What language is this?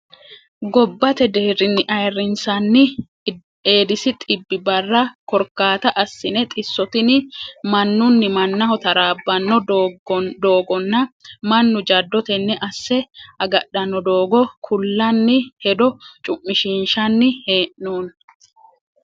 Sidamo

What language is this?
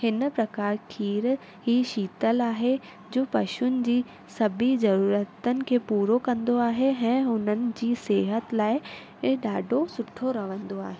Sindhi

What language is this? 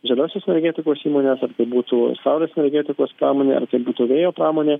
Lithuanian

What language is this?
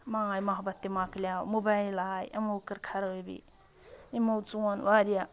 Kashmiri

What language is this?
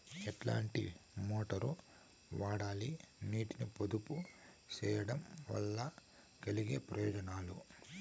Telugu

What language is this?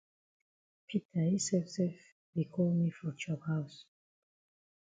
Cameroon Pidgin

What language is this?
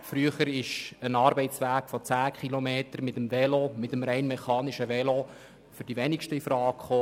Swiss German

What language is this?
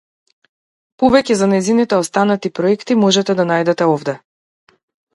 Macedonian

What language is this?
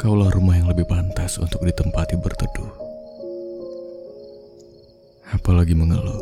Indonesian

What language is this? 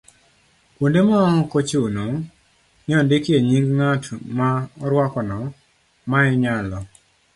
Luo (Kenya and Tanzania)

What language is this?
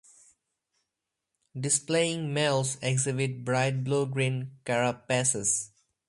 English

